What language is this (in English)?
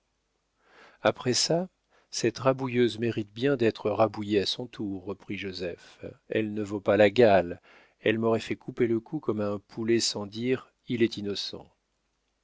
French